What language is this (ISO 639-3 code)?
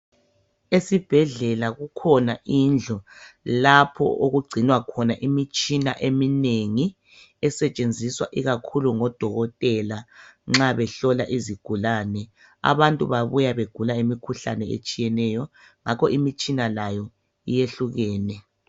nde